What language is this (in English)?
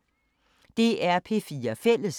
Danish